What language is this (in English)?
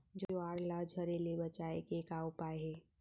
Chhattisgarhi